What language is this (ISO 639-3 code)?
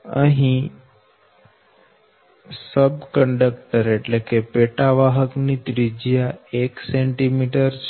guj